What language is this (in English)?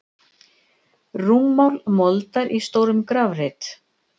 Icelandic